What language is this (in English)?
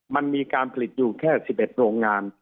Thai